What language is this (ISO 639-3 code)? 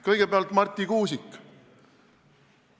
est